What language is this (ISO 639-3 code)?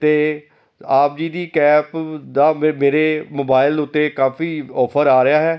pan